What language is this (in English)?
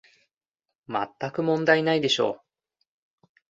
Japanese